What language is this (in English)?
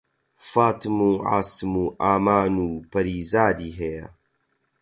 Central Kurdish